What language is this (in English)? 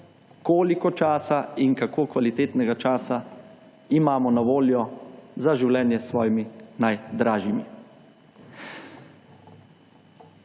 Slovenian